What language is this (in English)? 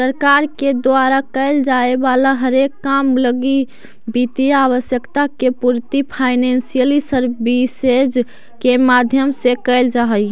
Magahi